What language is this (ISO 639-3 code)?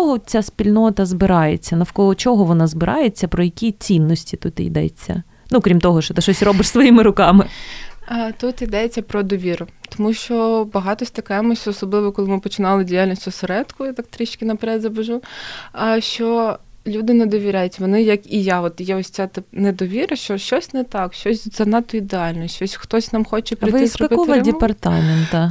ukr